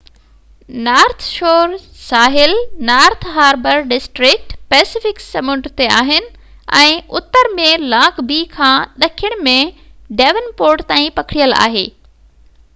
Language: Sindhi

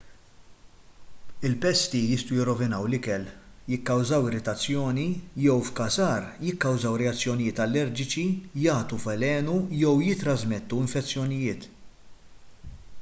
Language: Maltese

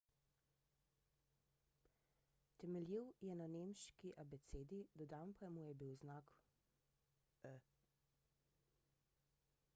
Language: Slovenian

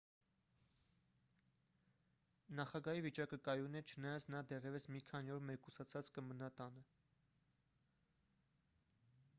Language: Armenian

